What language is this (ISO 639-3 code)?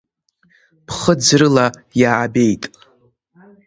abk